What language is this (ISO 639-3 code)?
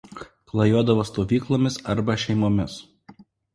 lit